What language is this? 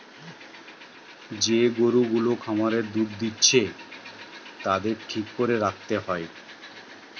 Bangla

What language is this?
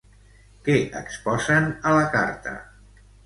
Catalan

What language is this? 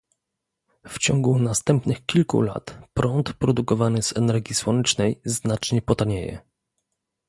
Polish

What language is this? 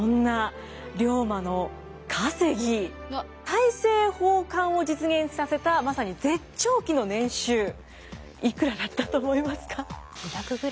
Japanese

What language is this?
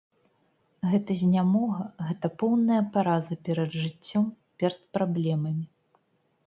Belarusian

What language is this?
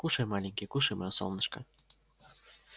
Russian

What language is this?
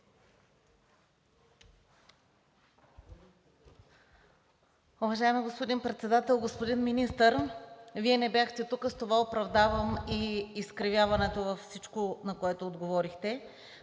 Bulgarian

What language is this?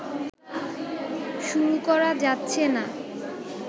Bangla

